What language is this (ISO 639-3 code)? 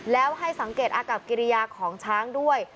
tha